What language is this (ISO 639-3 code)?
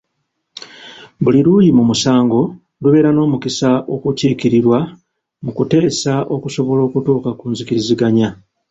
lug